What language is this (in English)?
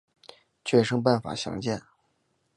Chinese